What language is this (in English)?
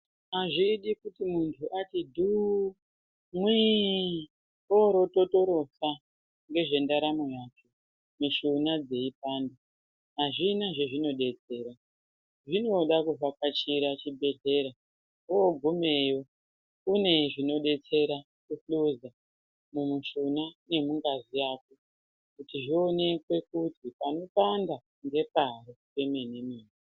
Ndau